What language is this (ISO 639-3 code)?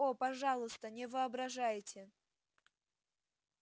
rus